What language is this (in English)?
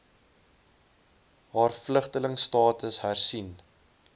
Afrikaans